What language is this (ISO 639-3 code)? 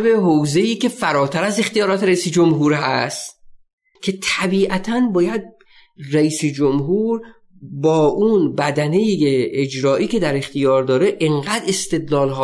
fas